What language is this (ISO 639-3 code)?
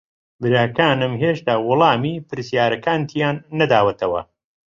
ckb